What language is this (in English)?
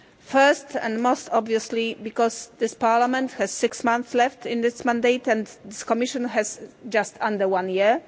English